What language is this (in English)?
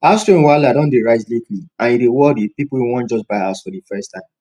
Nigerian Pidgin